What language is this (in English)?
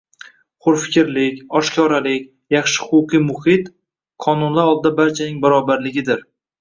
Uzbek